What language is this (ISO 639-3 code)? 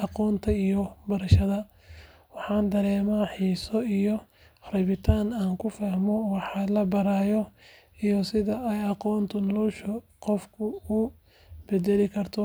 som